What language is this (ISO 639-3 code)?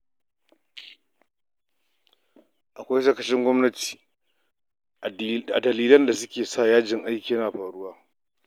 hau